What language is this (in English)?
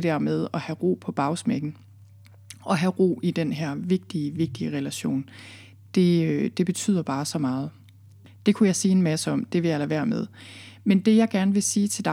Danish